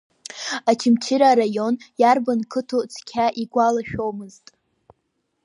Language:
Abkhazian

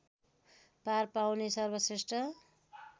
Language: Nepali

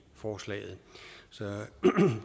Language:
Danish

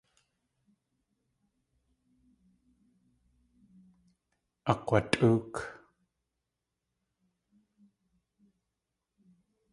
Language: Tlingit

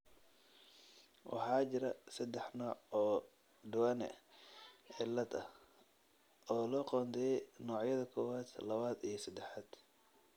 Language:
Somali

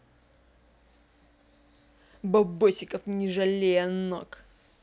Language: Russian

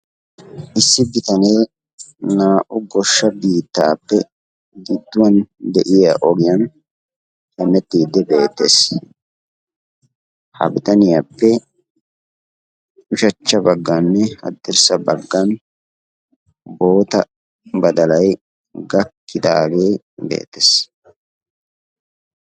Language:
Wolaytta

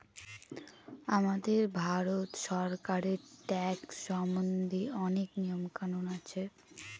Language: Bangla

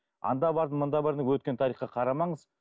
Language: Kazakh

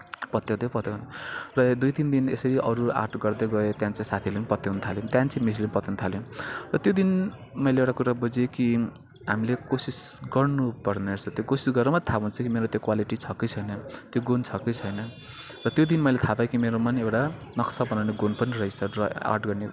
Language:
Nepali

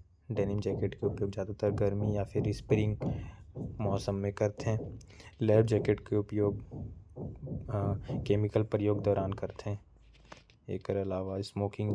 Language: Korwa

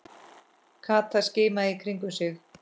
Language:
Icelandic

